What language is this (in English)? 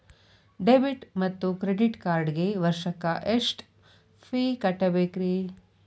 Kannada